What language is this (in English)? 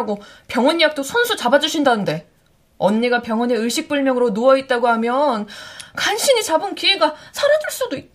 Korean